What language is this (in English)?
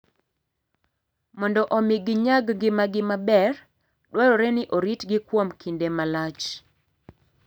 Luo (Kenya and Tanzania)